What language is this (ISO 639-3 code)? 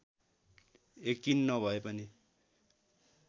nep